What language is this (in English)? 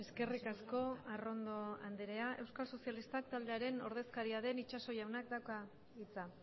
Basque